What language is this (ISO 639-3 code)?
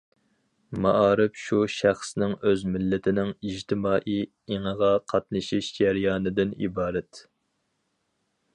uig